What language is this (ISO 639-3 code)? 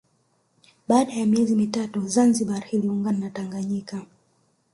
swa